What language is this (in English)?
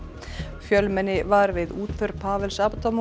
Icelandic